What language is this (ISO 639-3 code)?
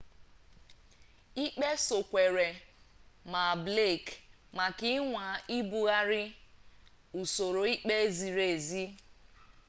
ibo